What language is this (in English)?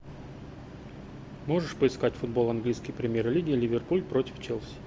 Russian